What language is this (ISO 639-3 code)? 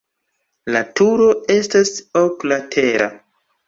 epo